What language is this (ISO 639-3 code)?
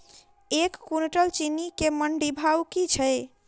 mai